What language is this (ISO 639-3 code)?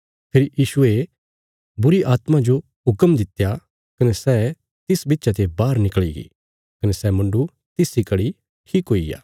kfs